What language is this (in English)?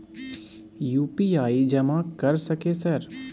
Maithili